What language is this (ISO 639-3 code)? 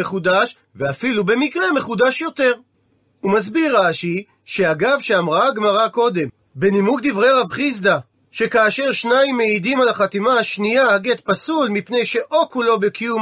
heb